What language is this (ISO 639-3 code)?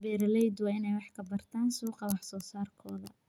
som